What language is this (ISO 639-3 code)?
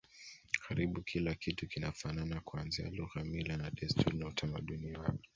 swa